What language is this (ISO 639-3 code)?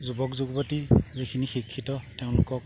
asm